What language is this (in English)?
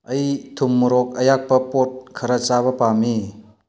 Manipuri